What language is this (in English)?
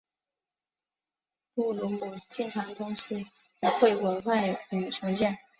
Chinese